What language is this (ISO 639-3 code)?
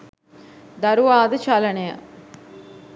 sin